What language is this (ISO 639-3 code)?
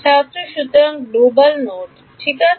ben